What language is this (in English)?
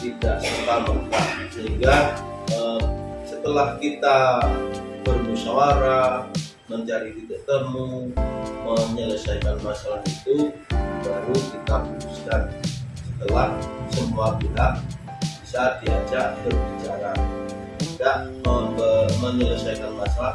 Indonesian